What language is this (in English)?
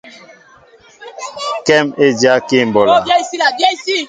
Mbo (Cameroon)